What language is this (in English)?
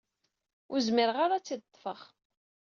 Kabyle